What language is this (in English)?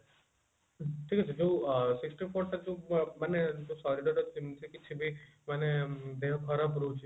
Odia